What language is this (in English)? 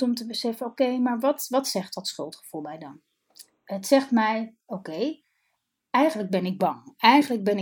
Dutch